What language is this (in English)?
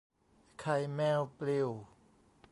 Thai